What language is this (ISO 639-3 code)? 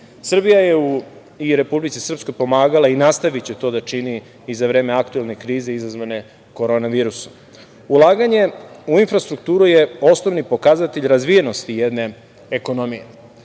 srp